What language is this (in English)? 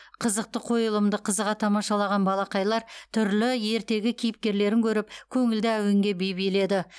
Kazakh